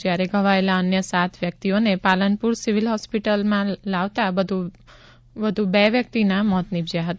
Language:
Gujarati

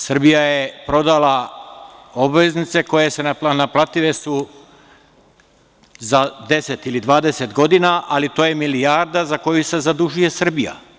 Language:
Serbian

